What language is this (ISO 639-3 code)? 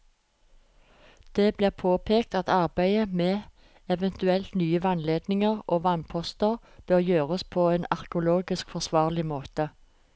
nor